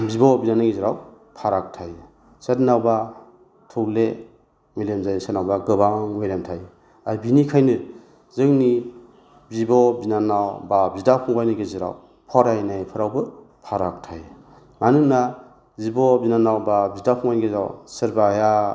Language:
Bodo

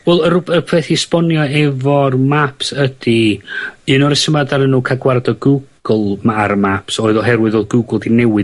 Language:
Welsh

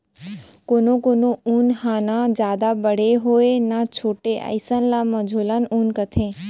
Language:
Chhattisgarhi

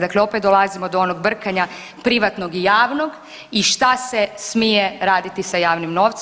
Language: Croatian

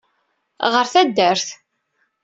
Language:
Kabyle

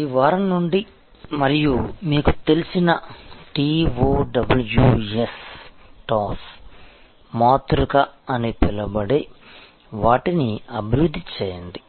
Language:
Telugu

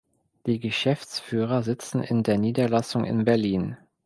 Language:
German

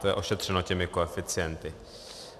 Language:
Czech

